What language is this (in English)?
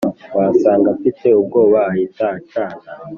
Kinyarwanda